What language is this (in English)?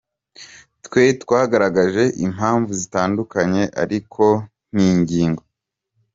Kinyarwanda